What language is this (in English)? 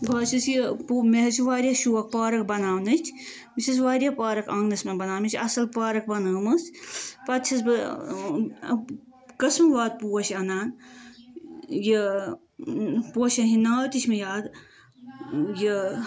Kashmiri